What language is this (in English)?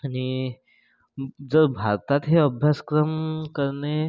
Marathi